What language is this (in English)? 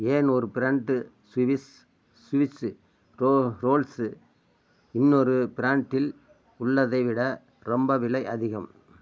Tamil